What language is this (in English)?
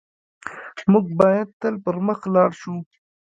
Pashto